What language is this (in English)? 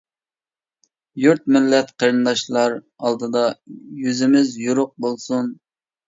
Uyghur